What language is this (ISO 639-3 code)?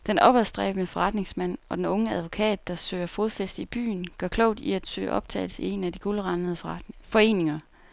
dan